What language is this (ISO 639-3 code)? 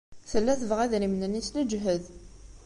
kab